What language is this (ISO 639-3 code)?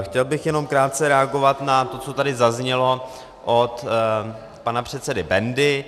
ces